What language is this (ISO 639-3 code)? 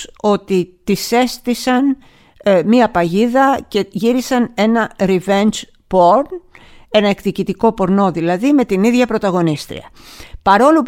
ell